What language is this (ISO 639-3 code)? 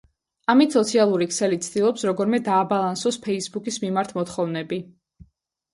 kat